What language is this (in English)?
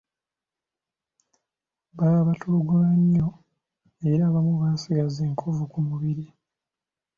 Ganda